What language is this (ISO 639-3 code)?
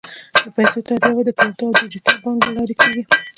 pus